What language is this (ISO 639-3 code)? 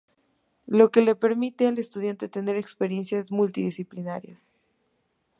spa